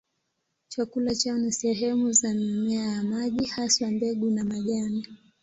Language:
Swahili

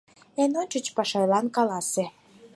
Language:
Mari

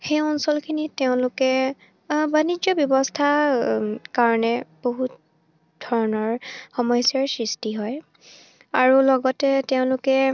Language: Assamese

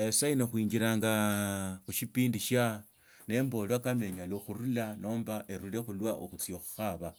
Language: Tsotso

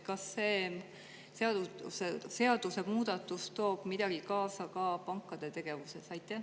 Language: Estonian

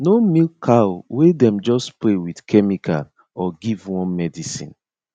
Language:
Nigerian Pidgin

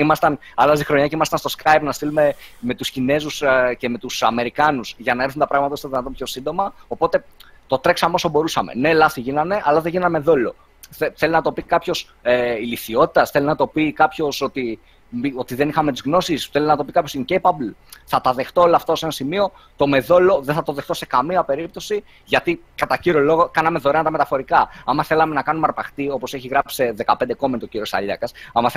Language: Greek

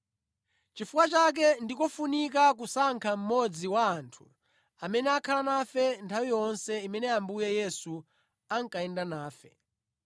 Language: Nyanja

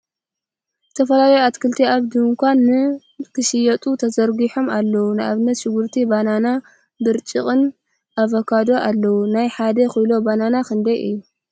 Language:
Tigrinya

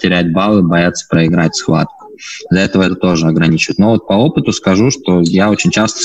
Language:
Russian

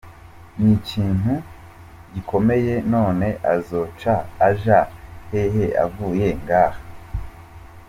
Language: Kinyarwanda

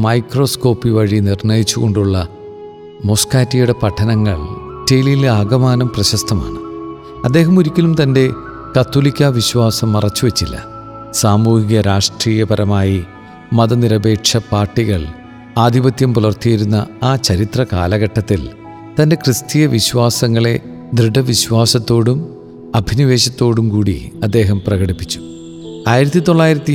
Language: Malayalam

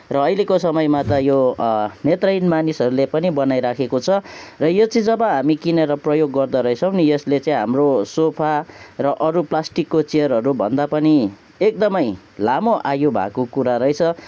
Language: Nepali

